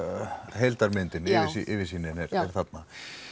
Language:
Icelandic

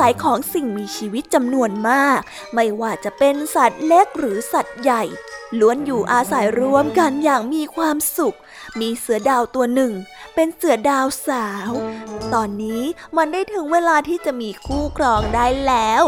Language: Thai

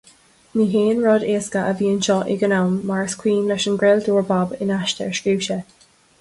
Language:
Irish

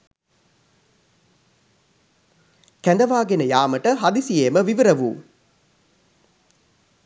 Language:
Sinhala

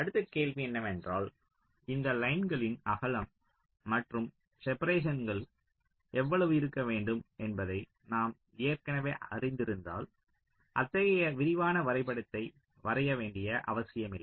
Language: Tamil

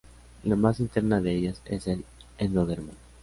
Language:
Spanish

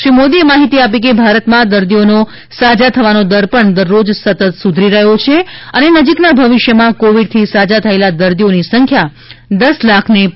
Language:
Gujarati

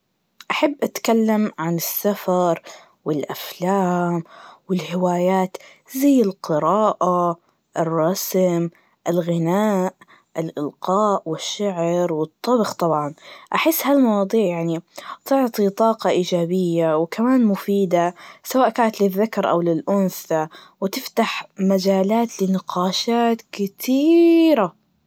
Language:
Najdi Arabic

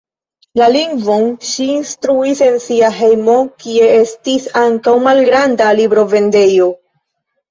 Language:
Esperanto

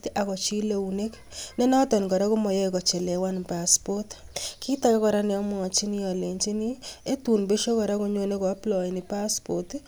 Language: Kalenjin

